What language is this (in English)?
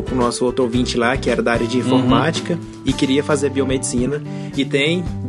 Portuguese